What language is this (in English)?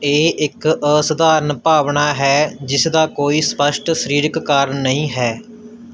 Punjabi